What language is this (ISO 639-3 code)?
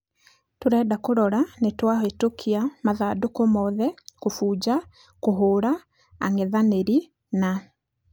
kik